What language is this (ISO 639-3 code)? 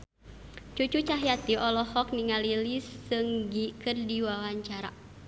sun